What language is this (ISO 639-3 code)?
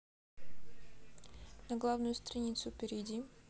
rus